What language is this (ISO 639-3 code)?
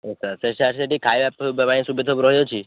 ori